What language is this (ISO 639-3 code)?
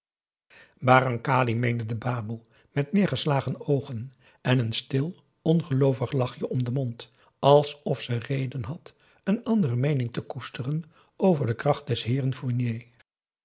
nld